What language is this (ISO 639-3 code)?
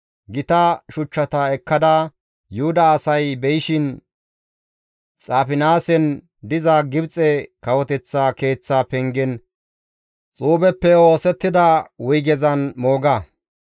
gmv